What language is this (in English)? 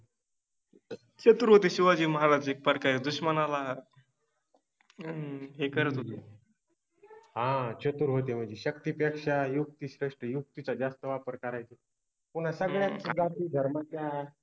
Marathi